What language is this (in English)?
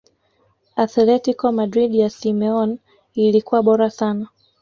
Swahili